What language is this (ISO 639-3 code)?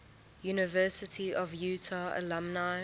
eng